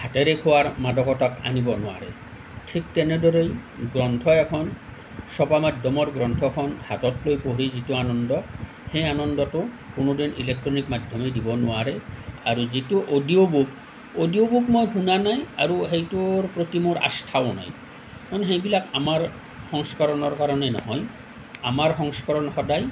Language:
Assamese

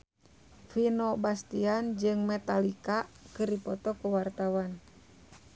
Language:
Sundanese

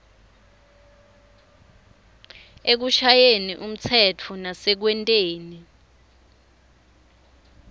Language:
Swati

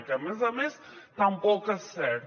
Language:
Catalan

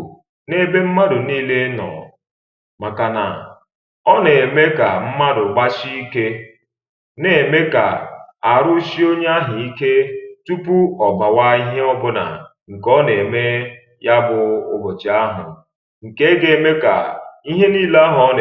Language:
Igbo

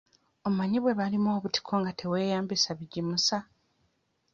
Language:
Ganda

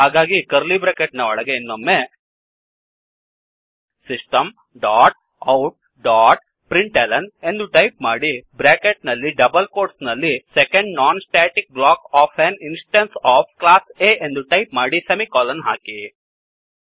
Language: Kannada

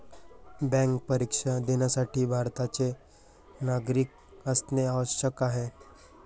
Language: Marathi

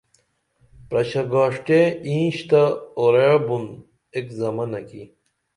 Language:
Dameli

